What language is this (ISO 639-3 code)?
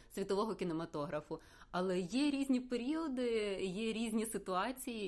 ukr